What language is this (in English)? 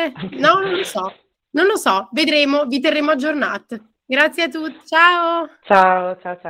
Italian